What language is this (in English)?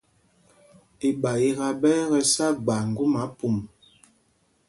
Mpumpong